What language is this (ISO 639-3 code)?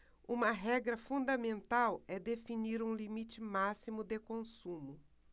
por